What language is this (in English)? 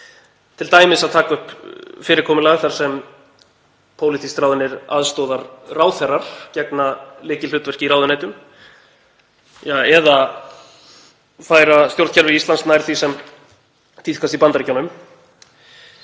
Icelandic